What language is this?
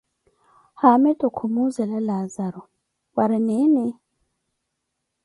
Koti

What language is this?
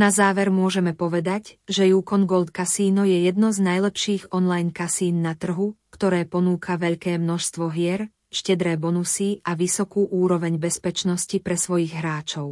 Slovak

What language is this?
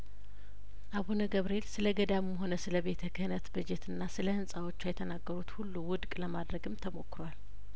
Amharic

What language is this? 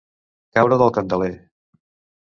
Catalan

